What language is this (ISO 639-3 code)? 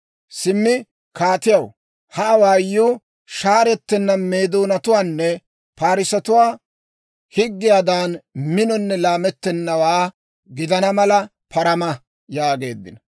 dwr